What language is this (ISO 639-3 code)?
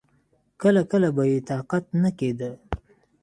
pus